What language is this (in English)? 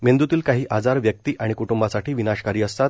Marathi